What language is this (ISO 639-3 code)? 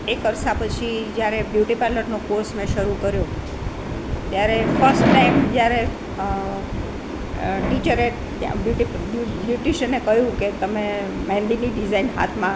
guj